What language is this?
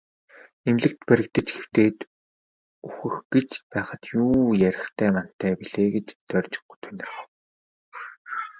Mongolian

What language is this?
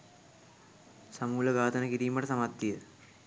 Sinhala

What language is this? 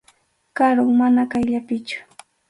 Arequipa-La Unión Quechua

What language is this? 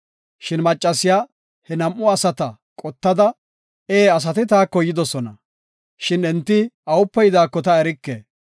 Gofa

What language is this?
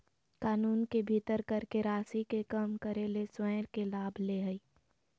Magahi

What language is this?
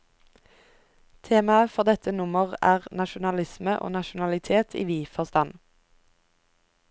Norwegian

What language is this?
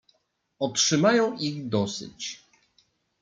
Polish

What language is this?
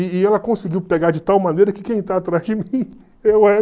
Portuguese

